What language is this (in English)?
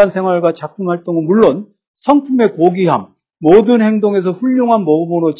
Korean